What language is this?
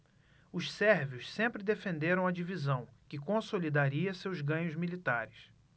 Portuguese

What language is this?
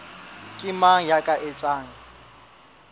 Southern Sotho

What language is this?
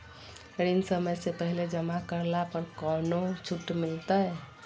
Magahi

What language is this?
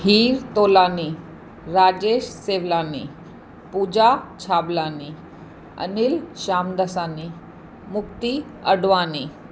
Sindhi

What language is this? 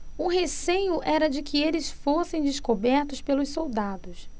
Portuguese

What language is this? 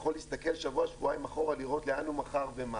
Hebrew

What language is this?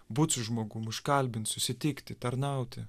Lithuanian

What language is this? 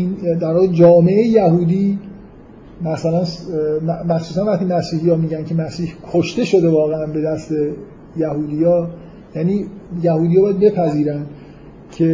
Persian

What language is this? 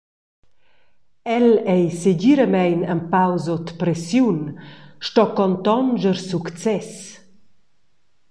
Romansh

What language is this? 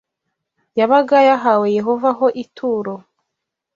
Kinyarwanda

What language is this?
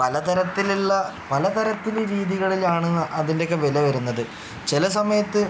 Malayalam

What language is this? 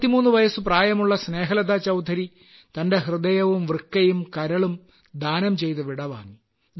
Malayalam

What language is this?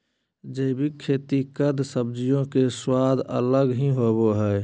Magahi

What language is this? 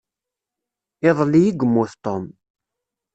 Kabyle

